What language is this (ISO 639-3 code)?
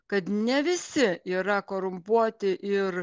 lit